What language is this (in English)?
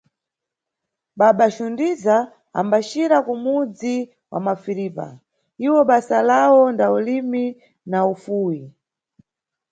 Nyungwe